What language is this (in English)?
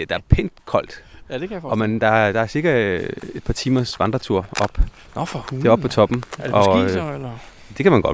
Danish